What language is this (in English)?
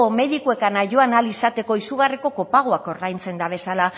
Basque